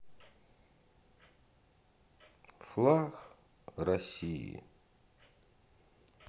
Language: Russian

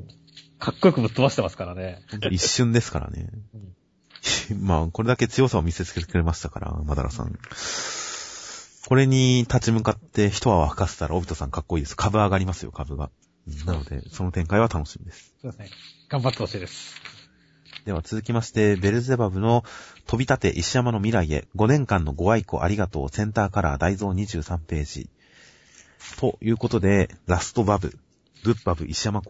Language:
Japanese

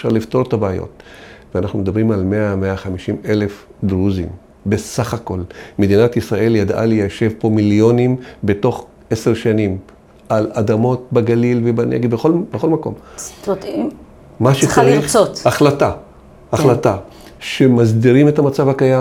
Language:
Hebrew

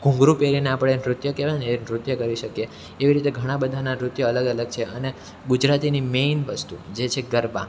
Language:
Gujarati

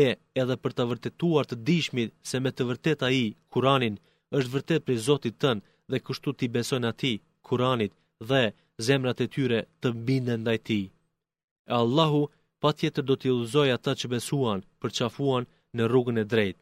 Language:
Greek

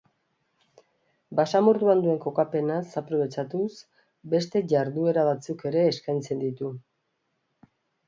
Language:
Basque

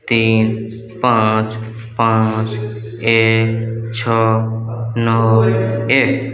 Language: Maithili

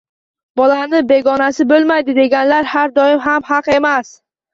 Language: Uzbek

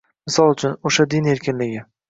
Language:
Uzbek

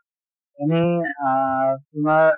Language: Assamese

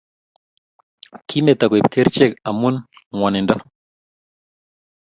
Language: Kalenjin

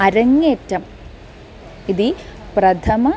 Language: Sanskrit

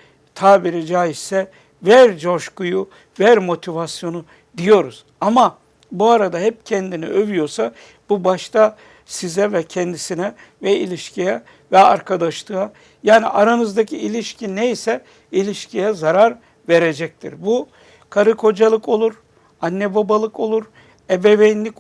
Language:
Turkish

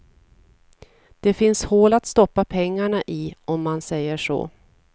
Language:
Swedish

